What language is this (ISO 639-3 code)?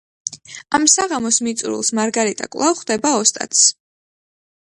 kat